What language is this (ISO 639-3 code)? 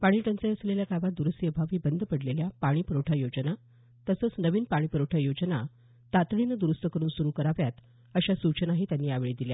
mar